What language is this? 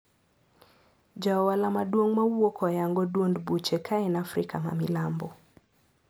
Luo (Kenya and Tanzania)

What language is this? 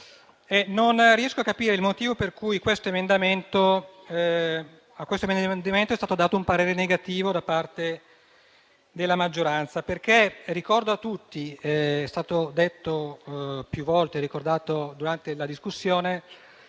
Italian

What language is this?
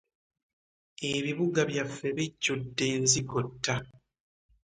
Ganda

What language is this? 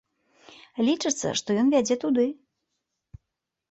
Belarusian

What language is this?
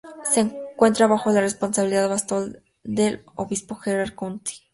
Spanish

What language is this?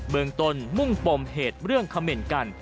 Thai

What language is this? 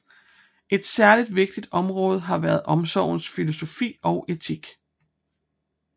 Danish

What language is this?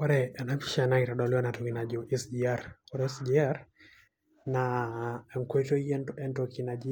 Masai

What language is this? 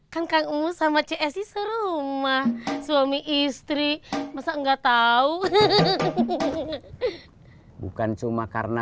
Indonesian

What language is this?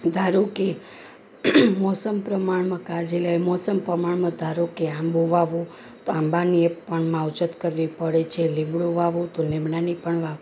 Gujarati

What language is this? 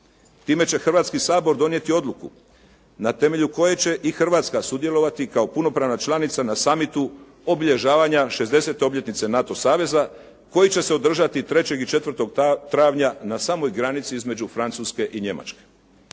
Croatian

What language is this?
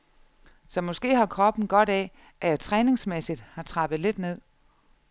Danish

